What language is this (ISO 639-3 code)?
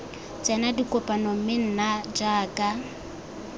tsn